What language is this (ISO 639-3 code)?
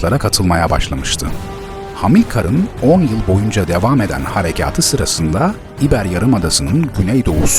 tur